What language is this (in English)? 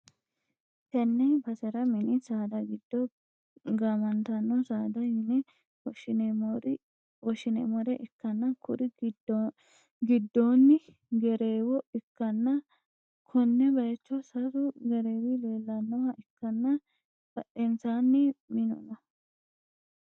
Sidamo